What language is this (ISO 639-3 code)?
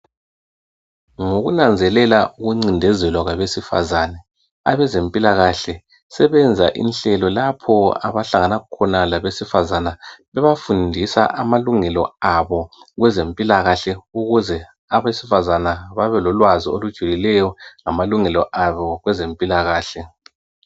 nde